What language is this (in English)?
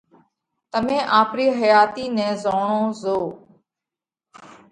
Parkari Koli